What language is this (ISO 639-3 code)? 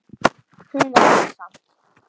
isl